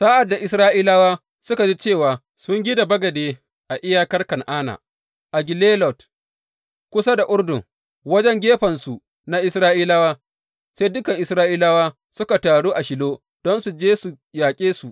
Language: Hausa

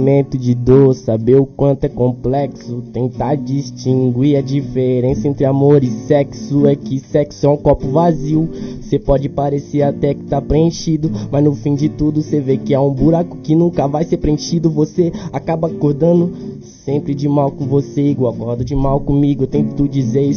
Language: Portuguese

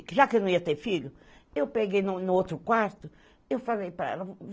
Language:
Portuguese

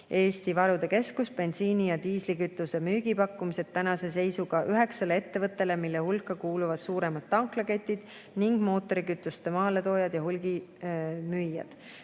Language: Estonian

